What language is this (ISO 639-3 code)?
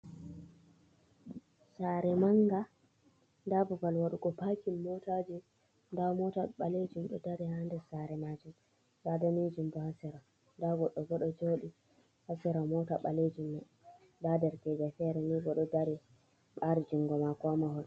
ful